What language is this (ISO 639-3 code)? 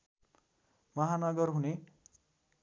nep